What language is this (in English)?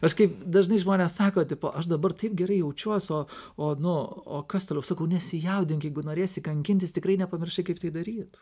Lithuanian